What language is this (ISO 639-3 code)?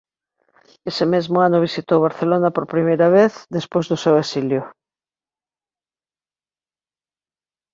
glg